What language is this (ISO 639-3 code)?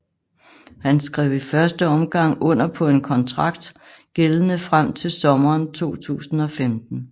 dan